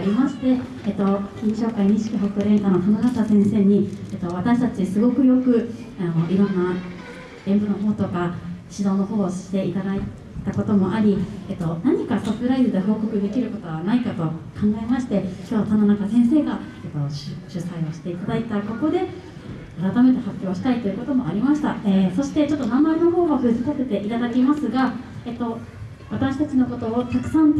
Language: Japanese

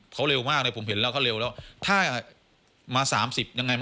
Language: Thai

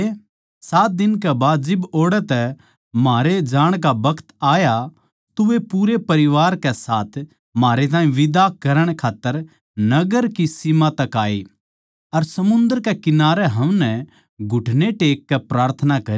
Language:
Haryanvi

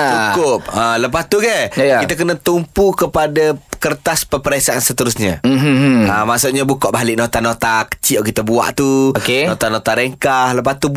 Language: Malay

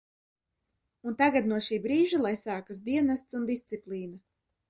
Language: Latvian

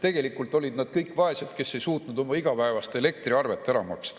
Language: Estonian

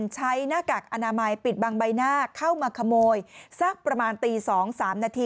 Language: Thai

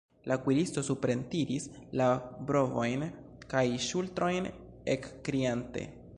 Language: Esperanto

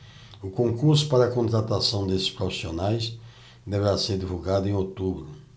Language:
Portuguese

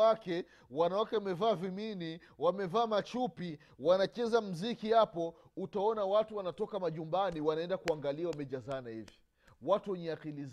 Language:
Swahili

